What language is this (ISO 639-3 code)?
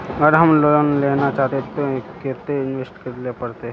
mag